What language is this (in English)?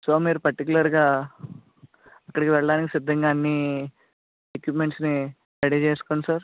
Telugu